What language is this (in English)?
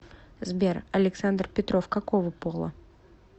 Russian